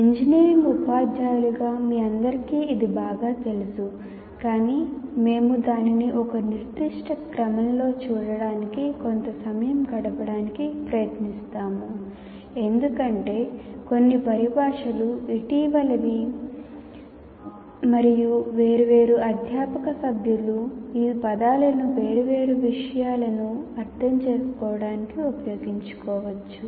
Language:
Telugu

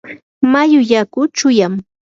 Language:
Yanahuanca Pasco Quechua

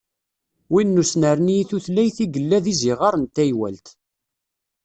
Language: Kabyle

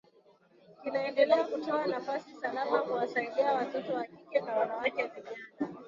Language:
Swahili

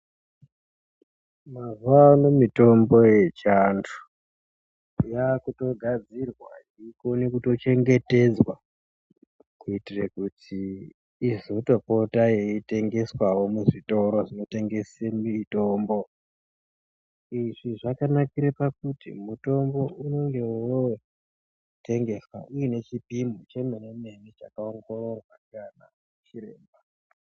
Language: Ndau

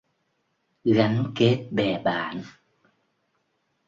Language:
Vietnamese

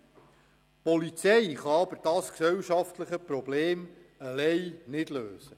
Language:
Swiss German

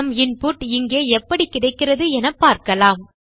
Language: Tamil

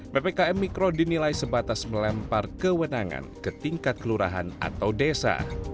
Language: Indonesian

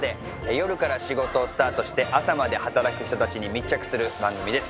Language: Japanese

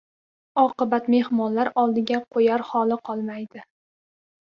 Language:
Uzbek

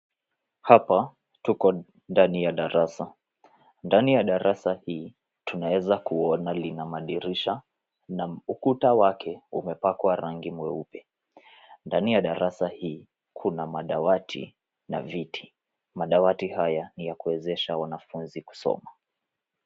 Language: Swahili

